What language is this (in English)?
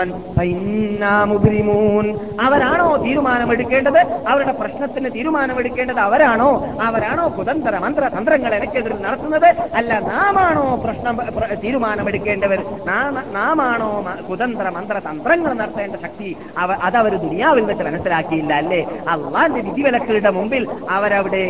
Malayalam